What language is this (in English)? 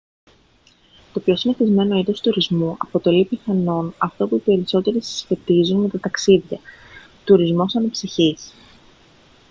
Greek